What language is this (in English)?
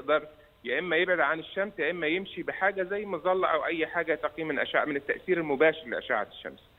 Arabic